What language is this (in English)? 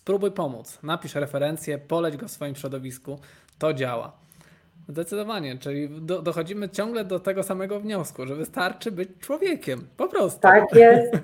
Polish